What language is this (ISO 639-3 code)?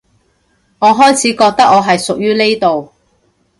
yue